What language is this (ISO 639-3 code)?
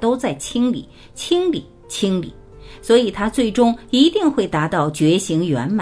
zho